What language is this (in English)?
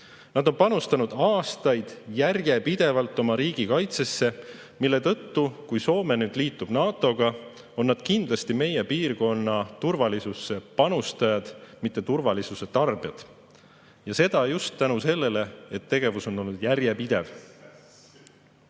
Estonian